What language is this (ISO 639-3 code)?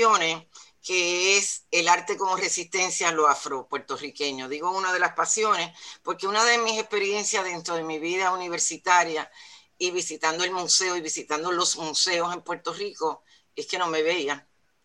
spa